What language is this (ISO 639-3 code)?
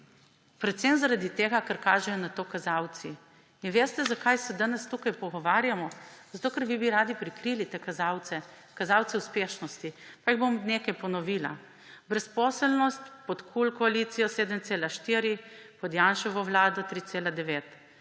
slv